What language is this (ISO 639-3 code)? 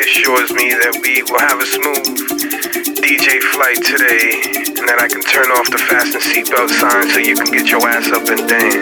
eng